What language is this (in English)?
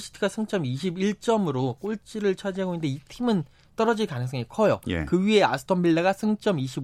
Korean